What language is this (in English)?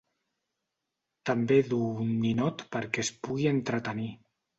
Catalan